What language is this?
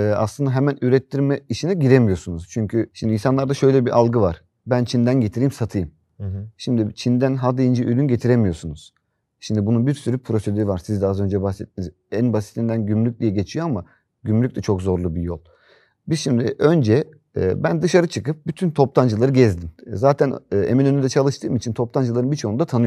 Turkish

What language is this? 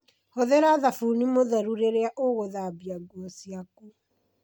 Kikuyu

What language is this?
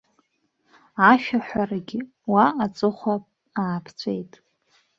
Abkhazian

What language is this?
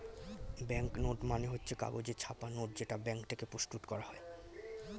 Bangla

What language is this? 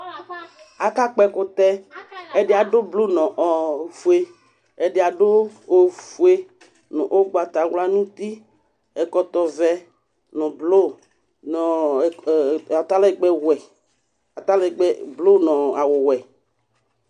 Ikposo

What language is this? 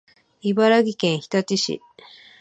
Japanese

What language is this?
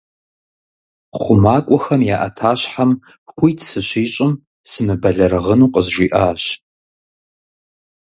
Kabardian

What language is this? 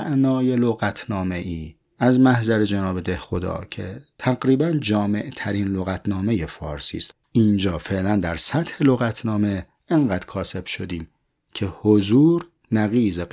Persian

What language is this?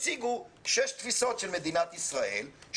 Hebrew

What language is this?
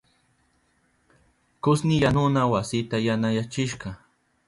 Southern Pastaza Quechua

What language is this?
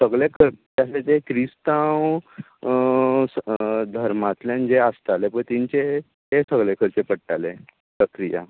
Konkani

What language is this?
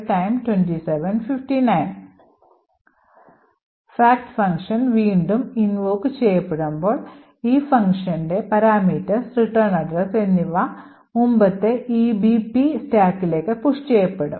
Malayalam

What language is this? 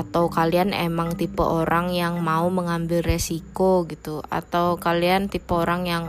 Indonesian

